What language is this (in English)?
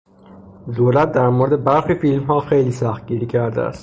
Persian